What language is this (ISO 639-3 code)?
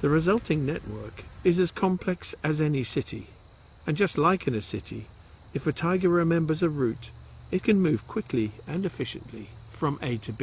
eng